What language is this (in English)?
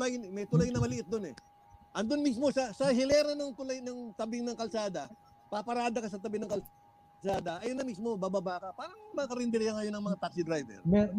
Filipino